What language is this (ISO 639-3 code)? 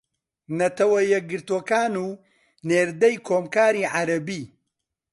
ckb